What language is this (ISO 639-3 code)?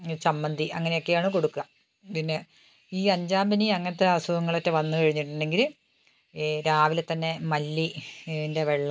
mal